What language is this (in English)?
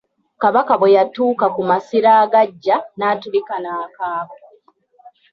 Ganda